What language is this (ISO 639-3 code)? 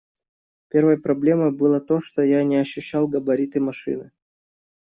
rus